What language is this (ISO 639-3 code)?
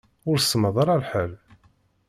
kab